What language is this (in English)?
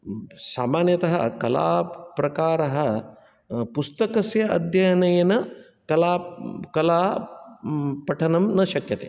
Sanskrit